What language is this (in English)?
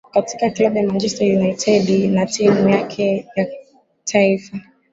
Swahili